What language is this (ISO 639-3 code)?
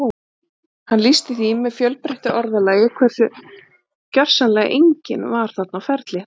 isl